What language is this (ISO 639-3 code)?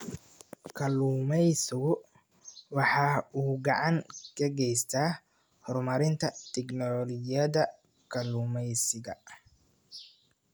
som